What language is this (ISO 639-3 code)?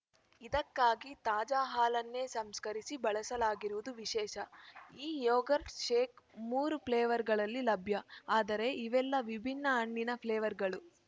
kan